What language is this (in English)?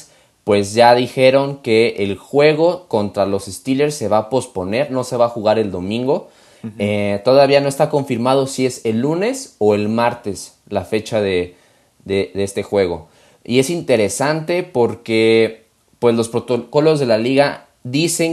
Spanish